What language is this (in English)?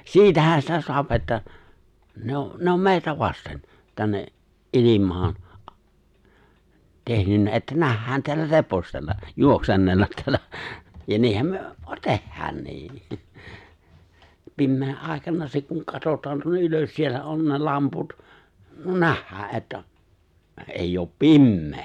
Finnish